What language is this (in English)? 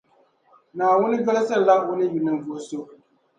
Dagbani